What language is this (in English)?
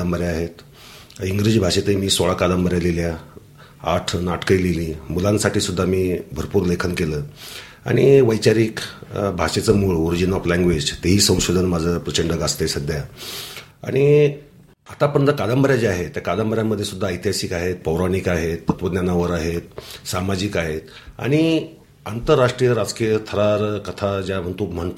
Marathi